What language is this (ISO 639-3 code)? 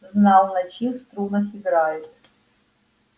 rus